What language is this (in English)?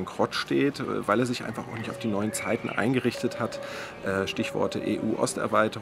German